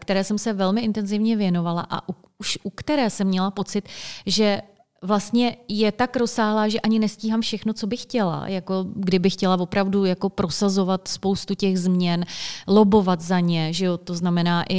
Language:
Czech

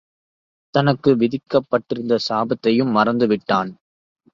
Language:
Tamil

